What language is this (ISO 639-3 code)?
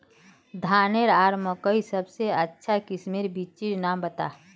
mag